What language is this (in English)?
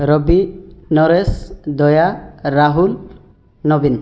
Odia